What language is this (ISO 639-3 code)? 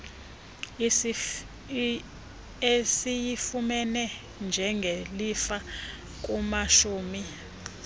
xho